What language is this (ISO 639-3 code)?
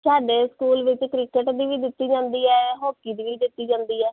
pan